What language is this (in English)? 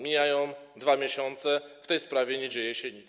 Polish